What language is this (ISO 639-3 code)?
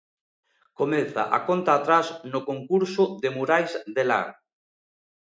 glg